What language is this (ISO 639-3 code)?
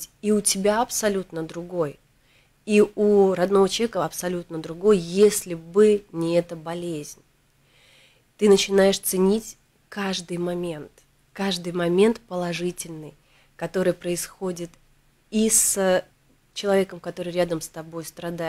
rus